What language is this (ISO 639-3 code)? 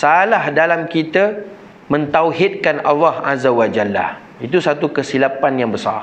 msa